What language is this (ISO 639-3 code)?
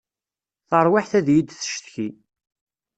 kab